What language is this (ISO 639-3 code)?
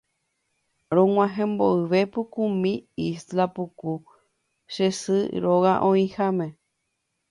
grn